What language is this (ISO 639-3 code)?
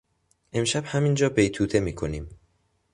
fas